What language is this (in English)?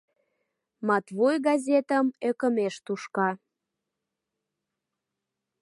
Mari